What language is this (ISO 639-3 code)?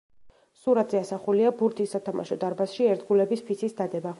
kat